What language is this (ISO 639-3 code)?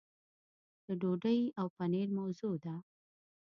pus